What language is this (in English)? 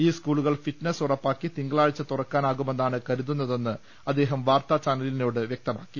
Malayalam